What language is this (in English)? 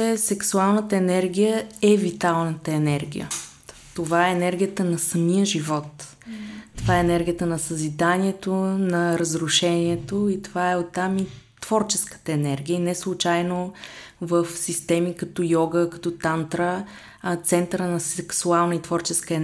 Bulgarian